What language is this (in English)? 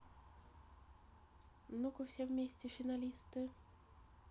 Russian